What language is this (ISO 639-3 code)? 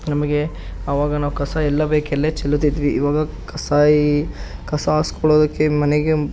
kan